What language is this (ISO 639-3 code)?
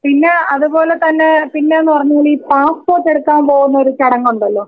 mal